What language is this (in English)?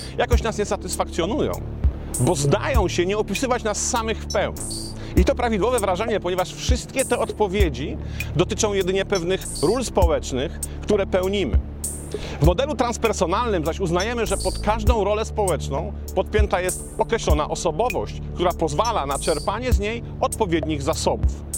Polish